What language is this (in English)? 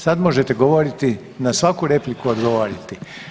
Croatian